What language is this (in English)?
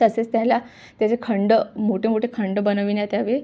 Marathi